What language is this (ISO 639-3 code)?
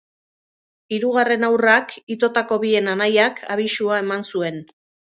eus